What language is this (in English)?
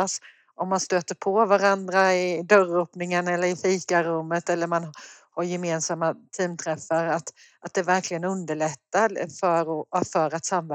Swedish